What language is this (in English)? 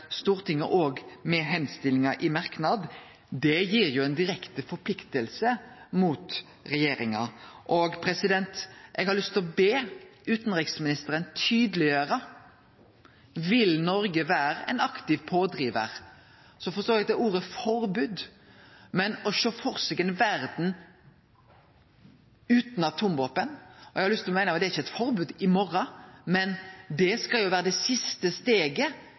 Norwegian Nynorsk